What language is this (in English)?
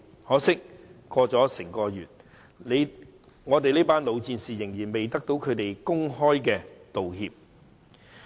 Cantonese